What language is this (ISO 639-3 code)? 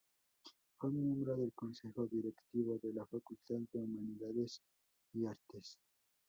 spa